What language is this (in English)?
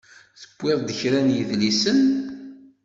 Kabyle